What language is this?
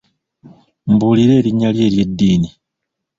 Ganda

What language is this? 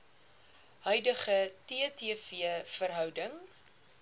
Afrikaans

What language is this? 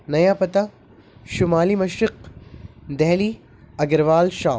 Urdu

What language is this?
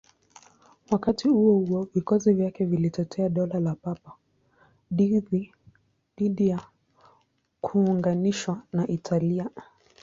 Swahili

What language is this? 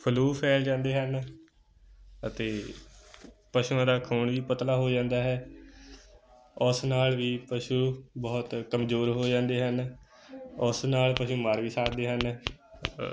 Punjabi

